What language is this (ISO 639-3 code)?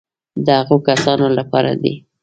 pus